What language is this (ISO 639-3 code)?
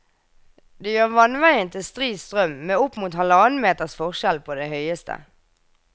nor